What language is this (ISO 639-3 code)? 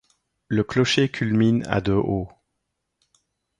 fra